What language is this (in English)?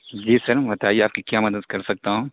Urdu